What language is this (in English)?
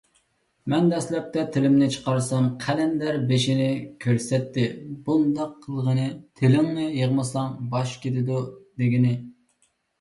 Uyghur